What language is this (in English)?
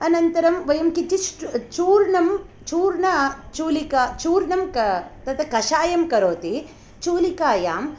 Sanskrit